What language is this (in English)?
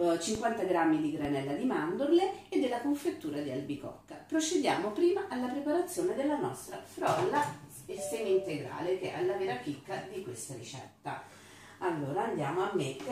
Italian